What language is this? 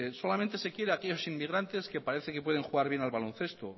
Spanish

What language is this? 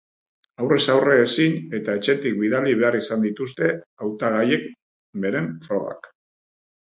Basque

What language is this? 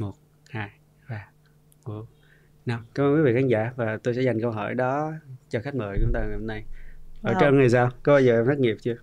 Vietnamese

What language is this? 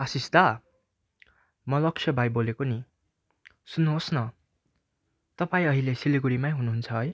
Nepali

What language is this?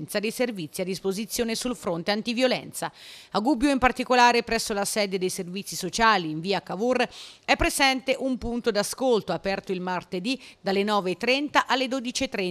Italian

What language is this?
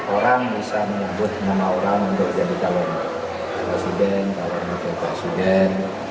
Indonesian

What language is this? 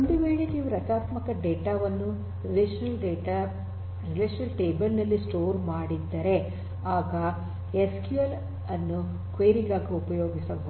Kannada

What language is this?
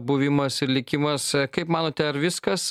Lithuanian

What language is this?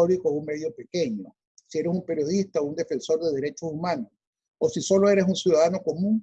Spanish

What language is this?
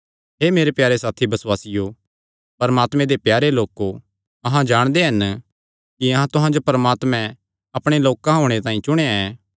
Kangri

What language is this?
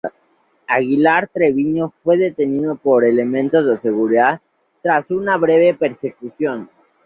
Spanish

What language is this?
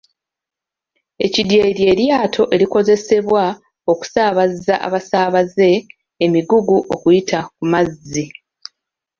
Ganda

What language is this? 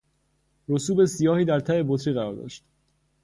Persian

